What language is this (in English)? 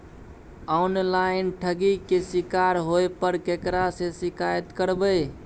Maithili